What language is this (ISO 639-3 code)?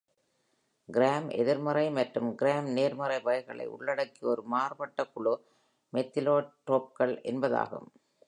tam